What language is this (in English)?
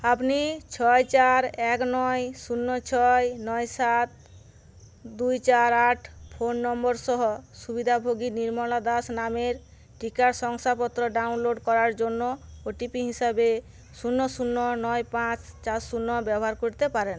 Bangla